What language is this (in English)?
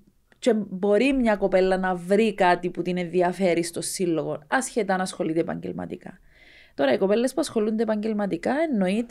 Greek